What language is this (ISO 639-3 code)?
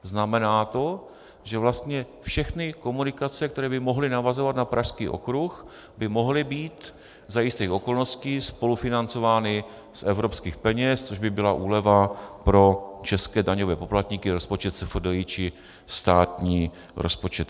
ces